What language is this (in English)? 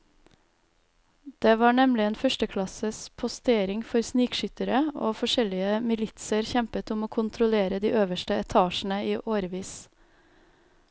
Norwegian